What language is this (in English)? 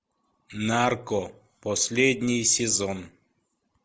Russian